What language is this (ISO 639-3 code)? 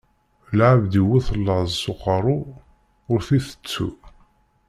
kab